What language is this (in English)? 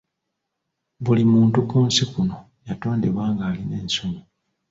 Ganda